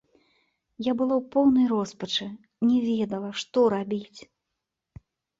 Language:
Belarusian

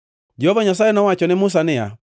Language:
Luo (Kenya and Tanzania)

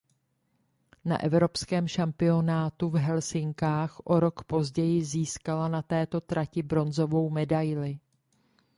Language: Czech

